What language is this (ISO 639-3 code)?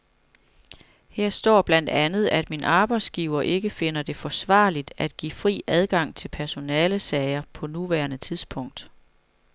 dan